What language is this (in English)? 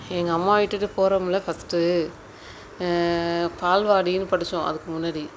Tamil